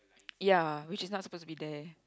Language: English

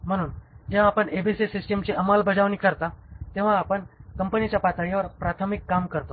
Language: Marathi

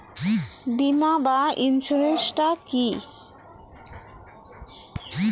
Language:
Bangla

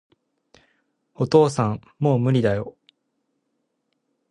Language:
Japanese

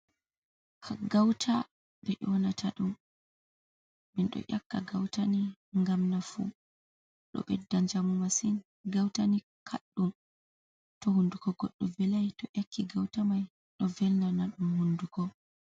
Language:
Fula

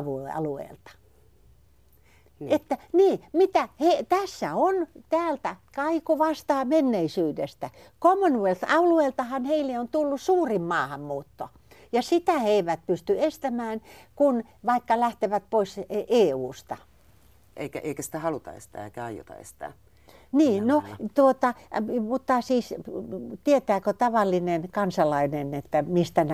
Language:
Finnish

